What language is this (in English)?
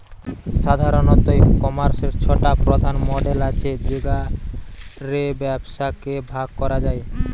Bangla